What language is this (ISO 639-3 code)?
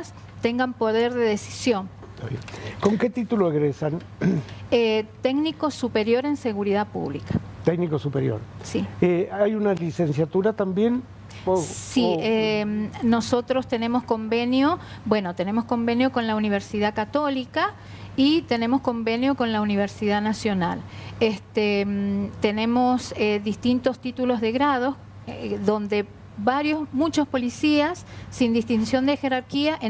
spa